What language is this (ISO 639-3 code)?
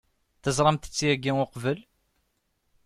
kab